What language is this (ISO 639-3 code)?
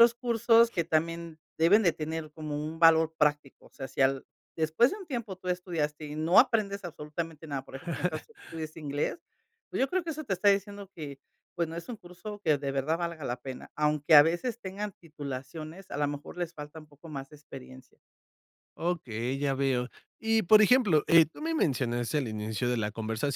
spa